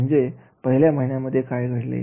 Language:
Marathi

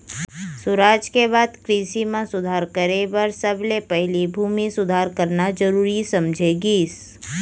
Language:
Chhattisgarhi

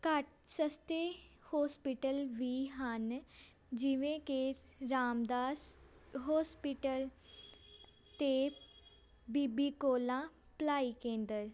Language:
Punjabi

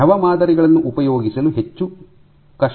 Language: Kannada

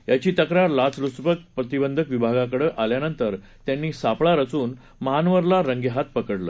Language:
Marathi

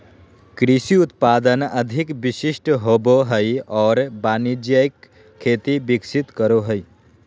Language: Magahi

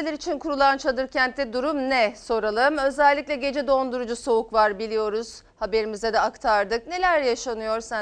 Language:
Turkish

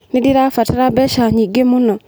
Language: Kikuyu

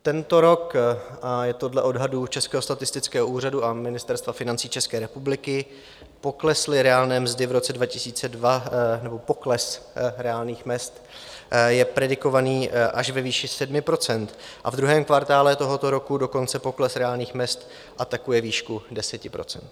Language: Czech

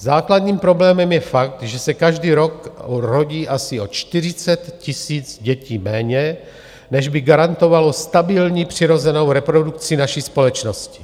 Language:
Czech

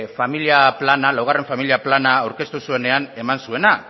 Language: Basque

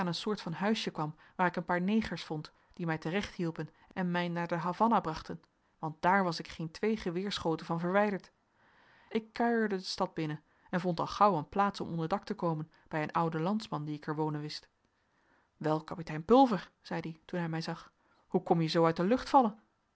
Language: Dutch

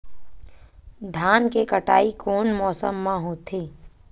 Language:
Chhattisgarhi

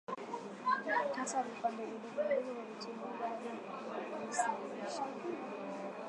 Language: Swahili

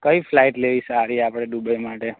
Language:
Gujarati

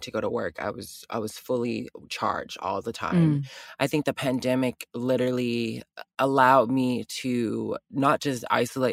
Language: English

